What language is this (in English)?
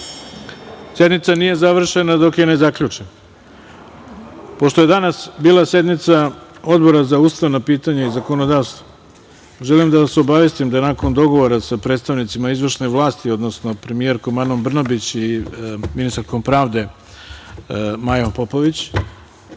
Serbian